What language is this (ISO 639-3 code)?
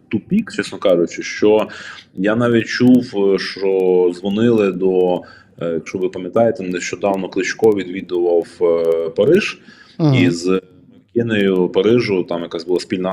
ukr